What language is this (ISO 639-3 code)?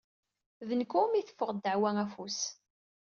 kab